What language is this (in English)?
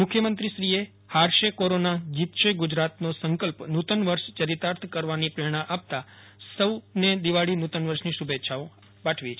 Gujarati